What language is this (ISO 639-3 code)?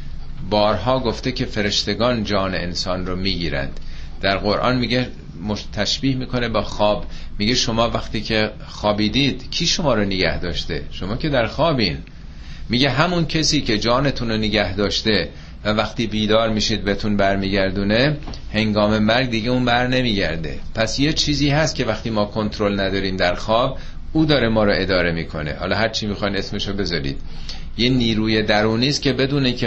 fas